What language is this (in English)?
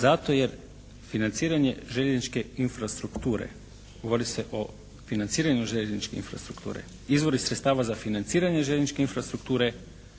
Croatian